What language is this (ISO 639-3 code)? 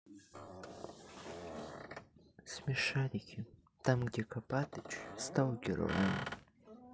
rus